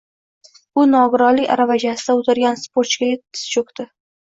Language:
Uzbek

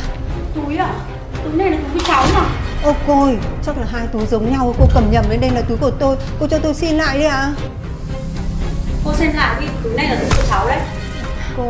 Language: Vietnamese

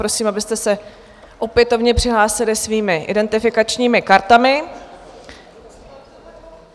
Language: Czech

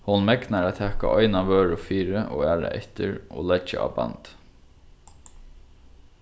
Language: Faroese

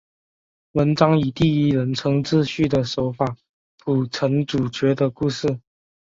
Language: Chinese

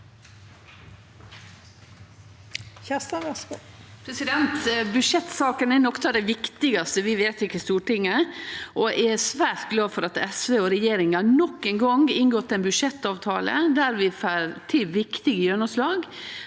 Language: Norwegian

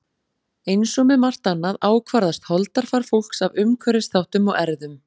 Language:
Icelandic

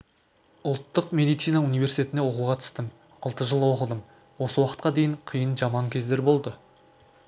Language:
Kazakh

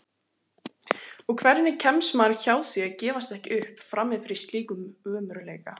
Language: Icelandic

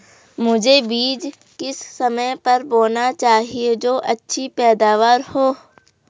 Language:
Hindi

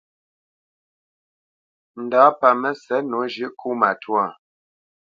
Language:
Bamenyam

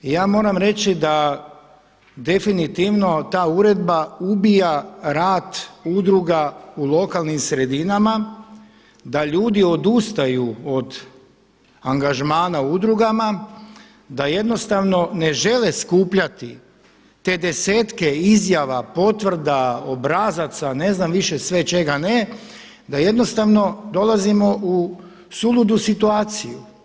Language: Croatian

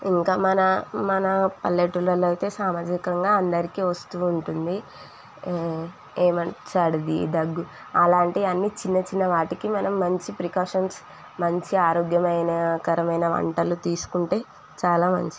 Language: Telugu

